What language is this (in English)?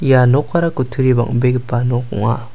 Garo